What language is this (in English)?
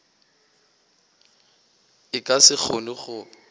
Northern Sotho